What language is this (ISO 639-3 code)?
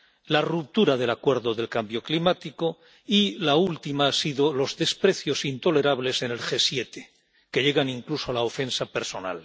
spa